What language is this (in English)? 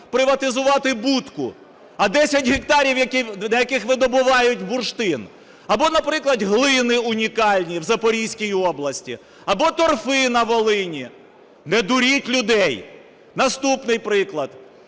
Ukrainian